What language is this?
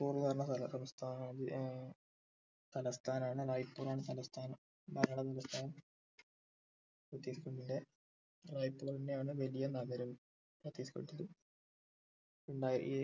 Malayalam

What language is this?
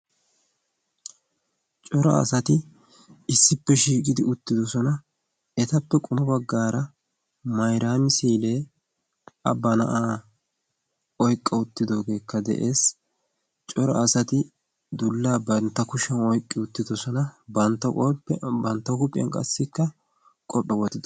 Wolaytta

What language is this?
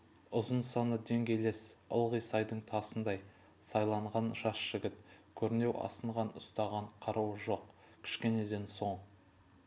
Kazakh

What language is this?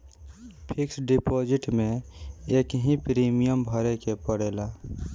Bhojpuri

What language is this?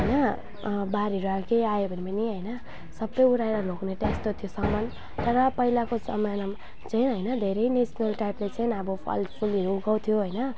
Nepali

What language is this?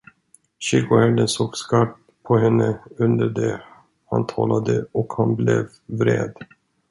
Swedish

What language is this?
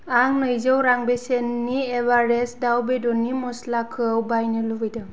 Bodo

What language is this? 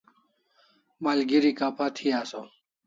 Kalasha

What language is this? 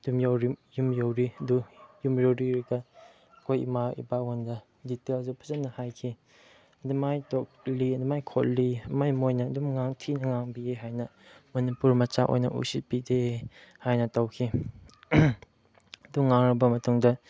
Manipuri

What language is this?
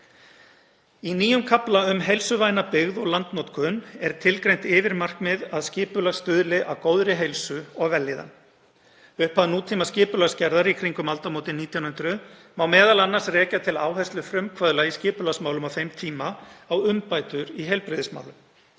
Icelandic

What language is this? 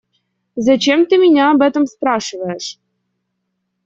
Russian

